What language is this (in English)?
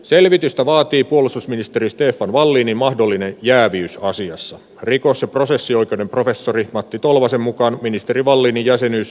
Finnish